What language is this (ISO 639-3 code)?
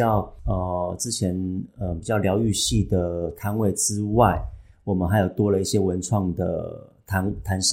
zho